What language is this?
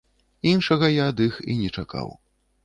Belarusian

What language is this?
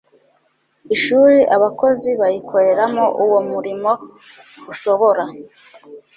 Kinyarwanda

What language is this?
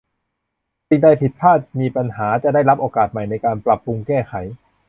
Thai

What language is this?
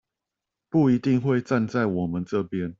Chinese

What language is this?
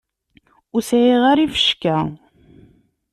Kabyle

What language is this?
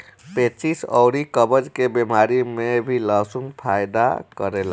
Bhojpuri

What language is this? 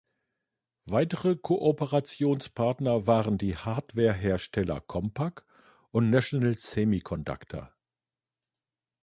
German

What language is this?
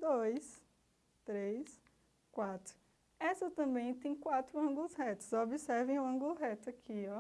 Portuguese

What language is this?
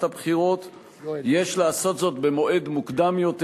Hebrew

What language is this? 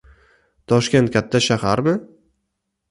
Uzbek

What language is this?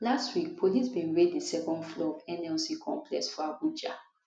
Nigerian Pidgin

